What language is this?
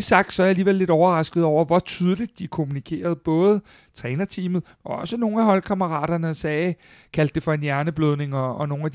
Danish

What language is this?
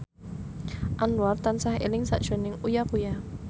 Javanese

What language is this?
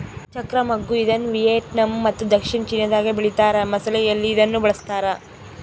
Kannada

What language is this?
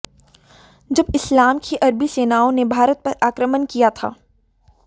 Hindi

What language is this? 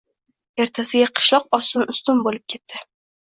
Uzbek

